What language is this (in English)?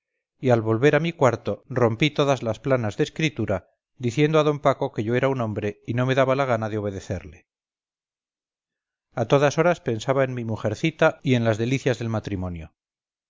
Spanish